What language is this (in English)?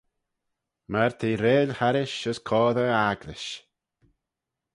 Manx